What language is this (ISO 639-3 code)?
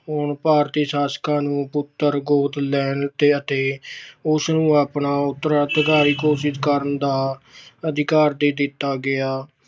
pan